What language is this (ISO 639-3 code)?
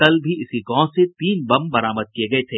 hin